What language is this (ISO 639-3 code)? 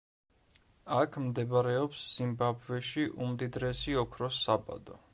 kat